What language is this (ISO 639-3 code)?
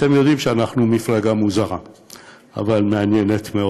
heb